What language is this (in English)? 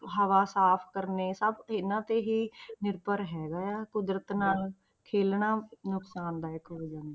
Punjabi